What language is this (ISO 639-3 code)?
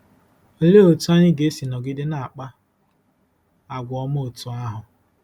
ibo